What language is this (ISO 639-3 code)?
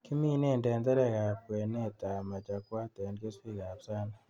kln